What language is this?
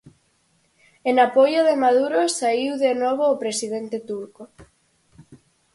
Galician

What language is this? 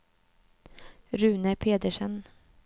Swedish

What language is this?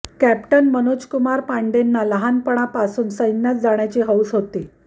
Marathi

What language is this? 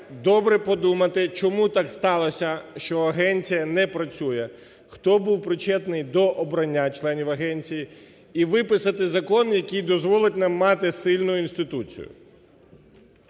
Ukrainian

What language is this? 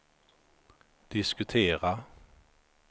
Swedish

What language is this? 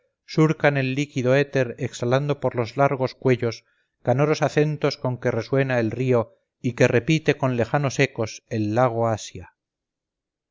Spanish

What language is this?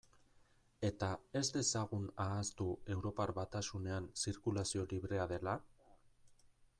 Basque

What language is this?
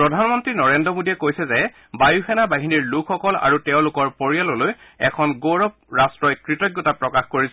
Assamese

